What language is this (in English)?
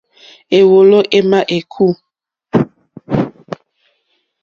Mokpwe